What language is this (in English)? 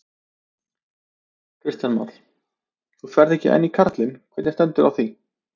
Icelandic